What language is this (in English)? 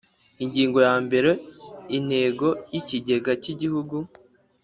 Kinyarwanda